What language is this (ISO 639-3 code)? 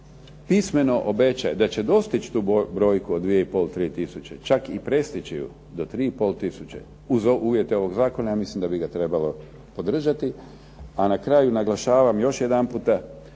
hrv